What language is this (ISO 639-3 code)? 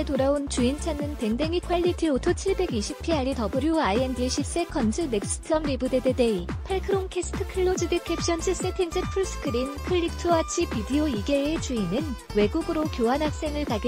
kor